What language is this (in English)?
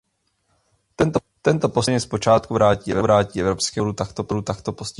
Czech